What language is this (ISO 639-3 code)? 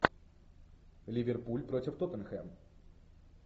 rus